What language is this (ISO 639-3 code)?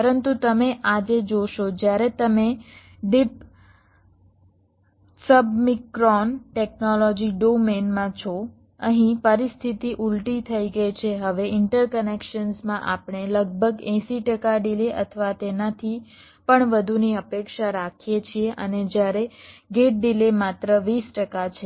guj